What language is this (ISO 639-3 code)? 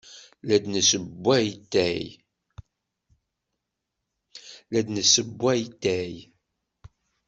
kab